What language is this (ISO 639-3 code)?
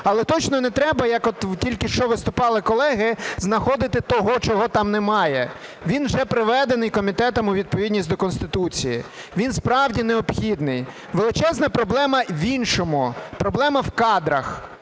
ukr